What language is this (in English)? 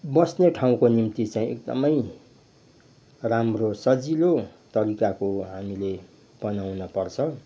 Nepali